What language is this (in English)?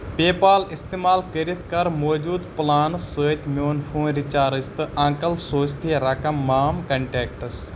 Kashmiri